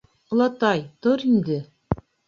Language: Bashkir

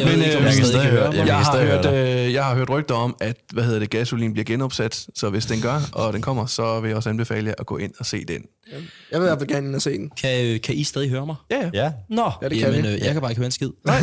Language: Danish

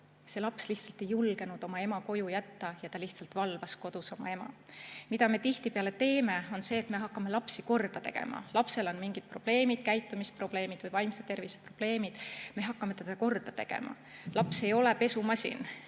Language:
Estonian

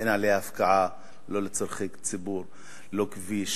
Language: Hebrew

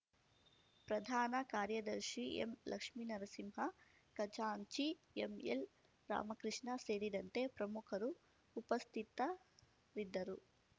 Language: Kannada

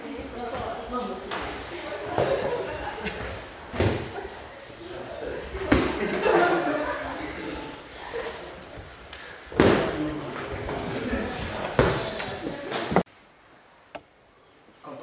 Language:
German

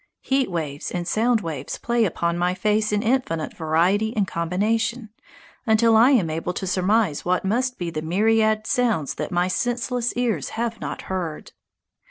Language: English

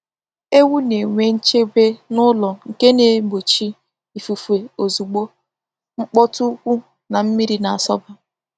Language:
Igbo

